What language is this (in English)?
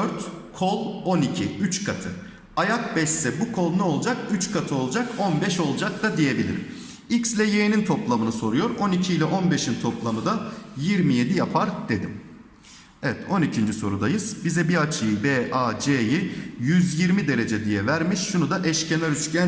Turkish